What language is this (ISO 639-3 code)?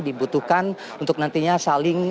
ind